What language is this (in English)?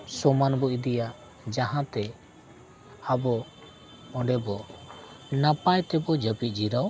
Santali